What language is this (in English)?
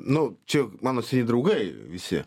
Lithuanian